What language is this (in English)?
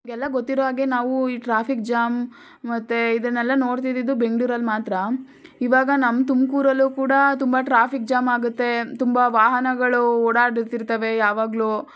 Kannada